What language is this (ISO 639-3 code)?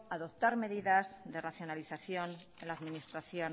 spa